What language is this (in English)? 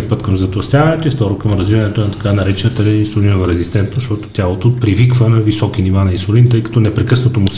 Bulgarian